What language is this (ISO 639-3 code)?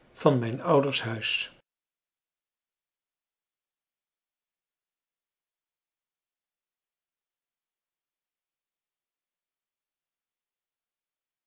nld